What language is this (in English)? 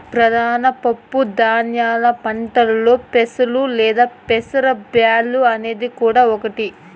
Telugu